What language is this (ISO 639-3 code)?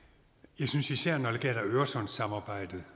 dan